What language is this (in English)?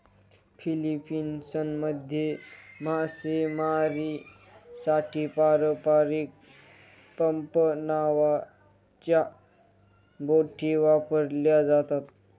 Marathi